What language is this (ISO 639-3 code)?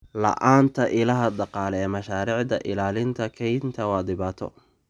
som